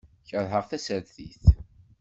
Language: Kabyle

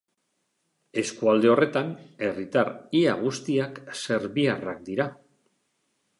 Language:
Basque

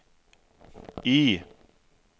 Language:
Swedish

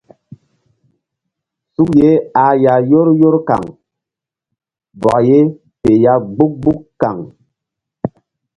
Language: Mbum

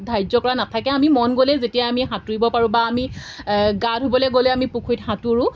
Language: Assamese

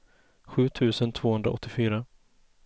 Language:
Swedish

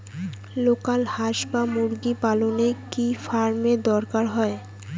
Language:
Bangla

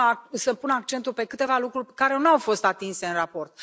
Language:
Romanian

